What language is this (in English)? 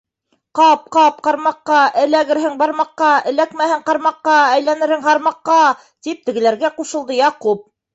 Bashkir